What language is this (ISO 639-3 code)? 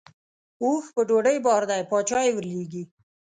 pus